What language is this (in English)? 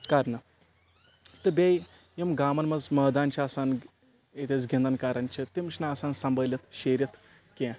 Kashmiri